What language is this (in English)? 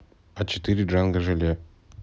Russian